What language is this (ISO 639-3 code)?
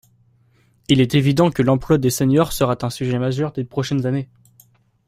fra